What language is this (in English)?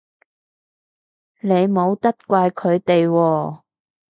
Cantonese